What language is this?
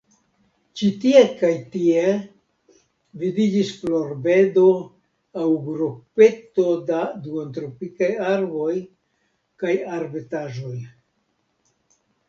Esperanto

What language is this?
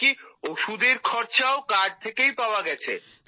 Bangla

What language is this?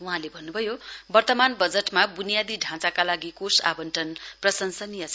Nepali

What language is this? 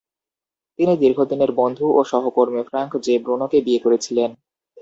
Bangla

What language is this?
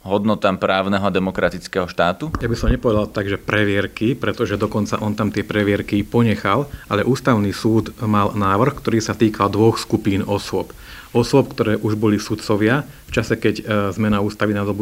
Slovak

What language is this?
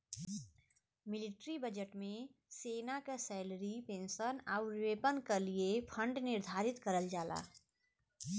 Bhojpuri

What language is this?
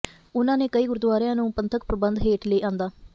Punjabi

